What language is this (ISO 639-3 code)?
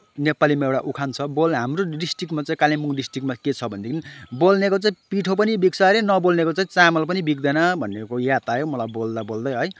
nep